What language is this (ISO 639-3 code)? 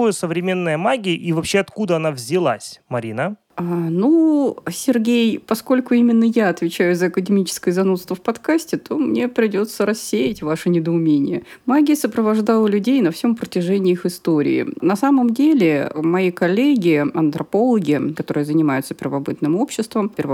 rus